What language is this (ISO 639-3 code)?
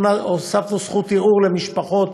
heb